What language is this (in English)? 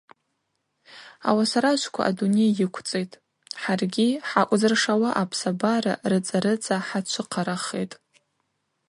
Abaza